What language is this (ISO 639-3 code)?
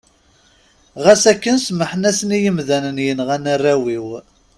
kab